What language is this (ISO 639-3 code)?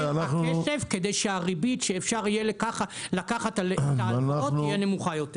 heb